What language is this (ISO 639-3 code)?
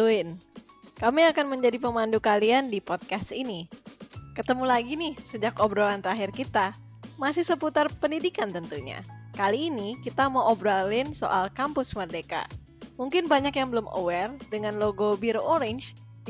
ind